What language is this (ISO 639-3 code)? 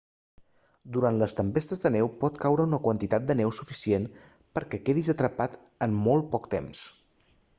cat